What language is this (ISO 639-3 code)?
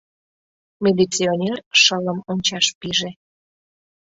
chm